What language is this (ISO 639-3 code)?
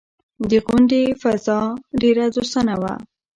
pus